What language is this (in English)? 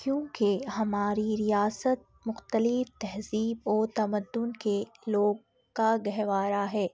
Urdu